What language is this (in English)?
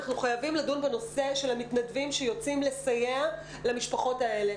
Hebrew